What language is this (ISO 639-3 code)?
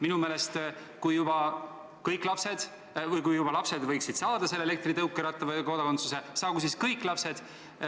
est